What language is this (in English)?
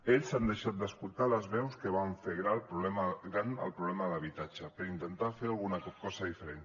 Catalan